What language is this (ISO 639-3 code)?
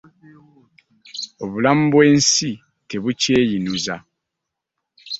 lug